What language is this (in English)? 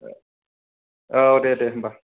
Bodo